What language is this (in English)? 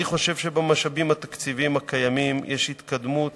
Hebrew